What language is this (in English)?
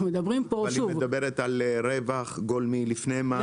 Hebrew